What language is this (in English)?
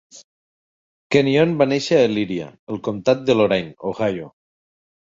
Catalan